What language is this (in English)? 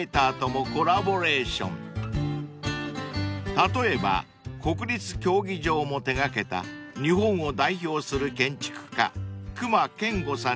Japanese